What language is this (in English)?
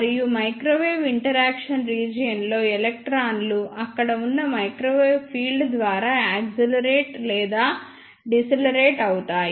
Telugu